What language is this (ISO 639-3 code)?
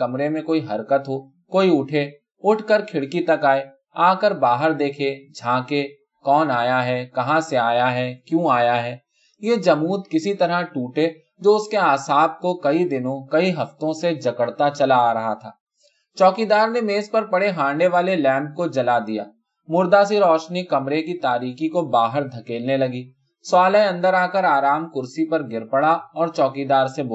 urd